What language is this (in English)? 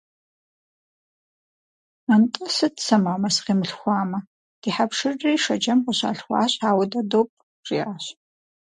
Kabardian